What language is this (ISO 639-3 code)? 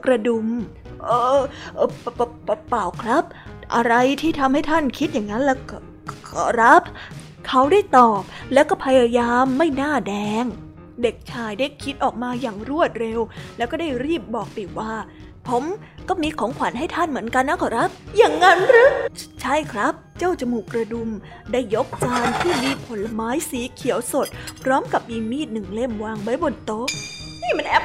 tha